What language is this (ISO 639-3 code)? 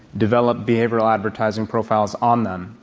eng